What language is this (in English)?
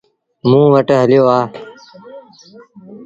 Sindhi Bhil